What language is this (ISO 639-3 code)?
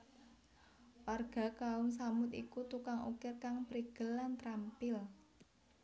jav